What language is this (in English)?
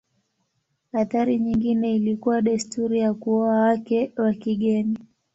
Swahili